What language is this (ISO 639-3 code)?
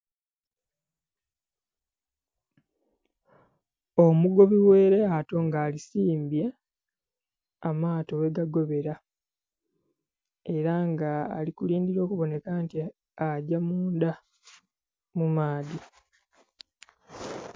xog